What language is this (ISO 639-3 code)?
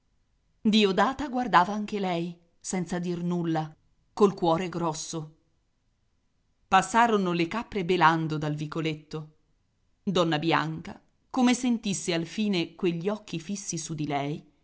ita